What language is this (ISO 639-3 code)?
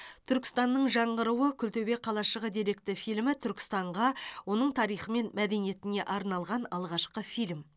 kaz